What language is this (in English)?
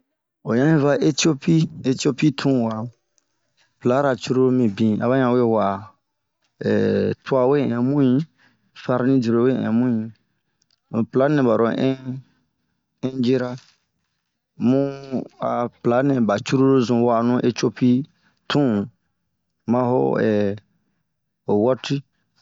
Bomu